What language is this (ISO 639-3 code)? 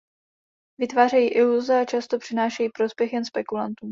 ces